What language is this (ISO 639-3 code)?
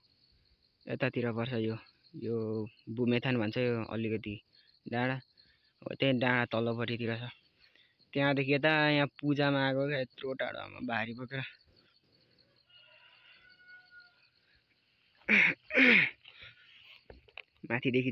vie